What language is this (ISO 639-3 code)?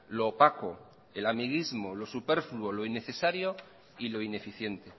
spa